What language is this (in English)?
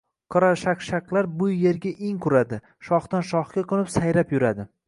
Uzbek